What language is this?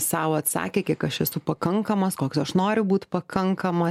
Lithuanian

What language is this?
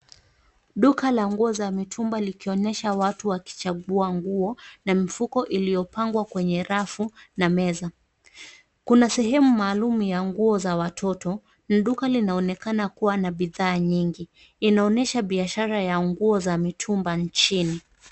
Swahili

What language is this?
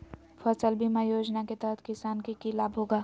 Magahi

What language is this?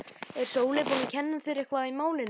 Icelandic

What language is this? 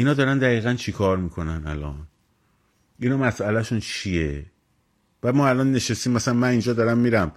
Persian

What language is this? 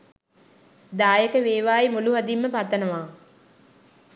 Sinhala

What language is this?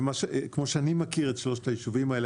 Hebrew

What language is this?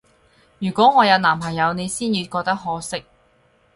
Cantonese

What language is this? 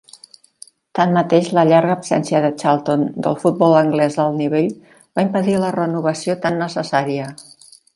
Catalan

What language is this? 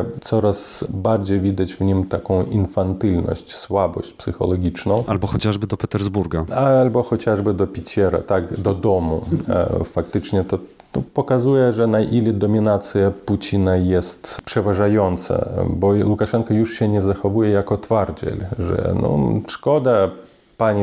Polish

